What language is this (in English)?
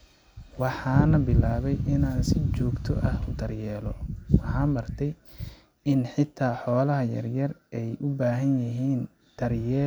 Somali